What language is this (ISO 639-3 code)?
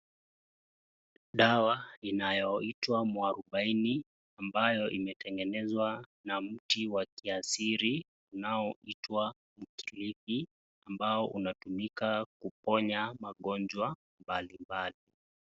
swa